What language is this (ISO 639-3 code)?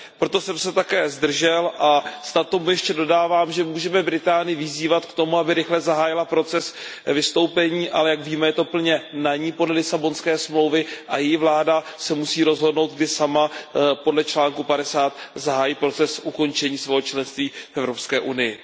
ces